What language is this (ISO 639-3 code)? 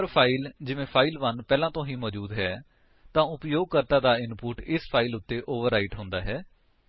pan